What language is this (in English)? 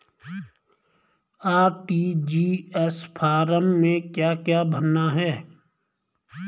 Hindi